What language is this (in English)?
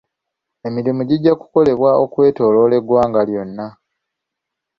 Ganda